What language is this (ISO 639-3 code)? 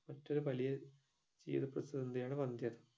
mal